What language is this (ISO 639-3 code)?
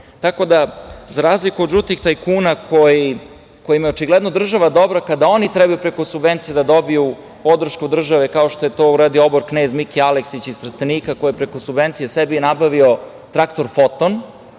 srp